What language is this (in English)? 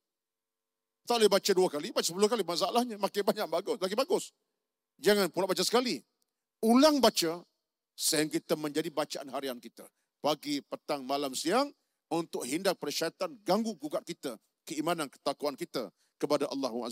Malay